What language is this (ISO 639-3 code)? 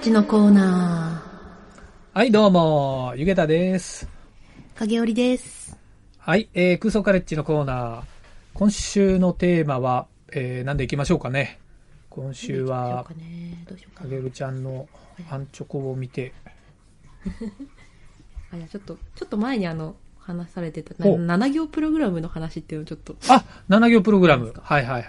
jpn